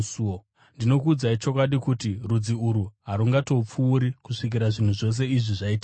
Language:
Shona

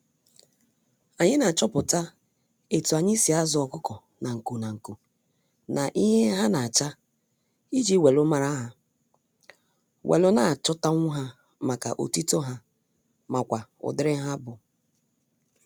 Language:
Igbo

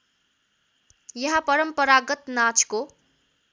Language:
Nepali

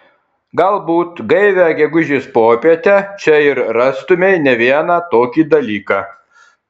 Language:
Lithuanian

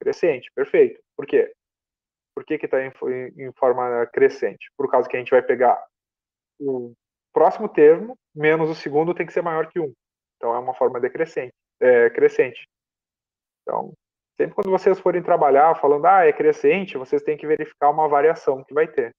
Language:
Portuguese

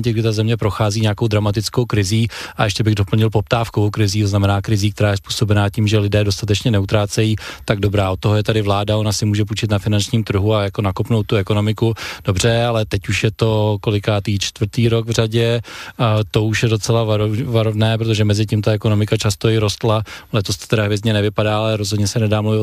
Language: Czech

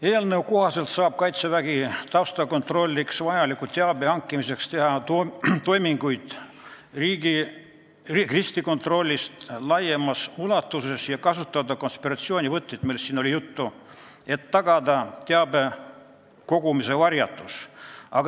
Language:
Estonian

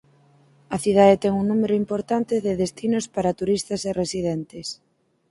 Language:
Galician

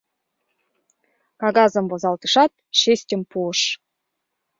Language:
Mari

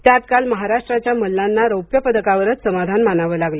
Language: Marathi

